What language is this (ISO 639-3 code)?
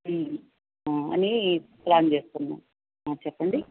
tel